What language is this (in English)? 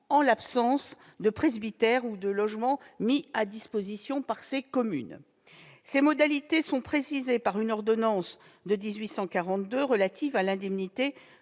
French